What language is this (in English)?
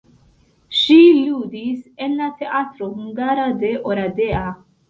Esperanto